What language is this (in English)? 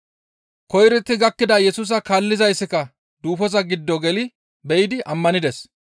Gamo